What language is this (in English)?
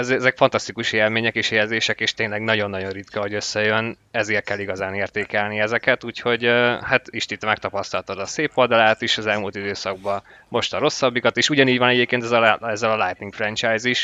Hungarian